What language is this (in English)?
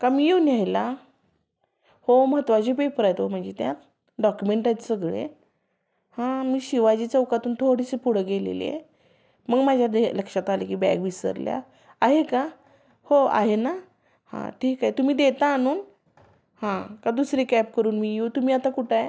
Marathi